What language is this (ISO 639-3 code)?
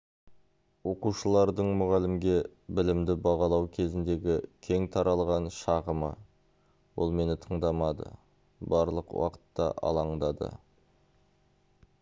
kaz